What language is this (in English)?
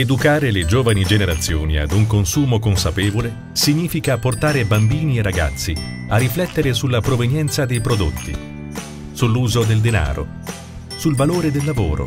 Italian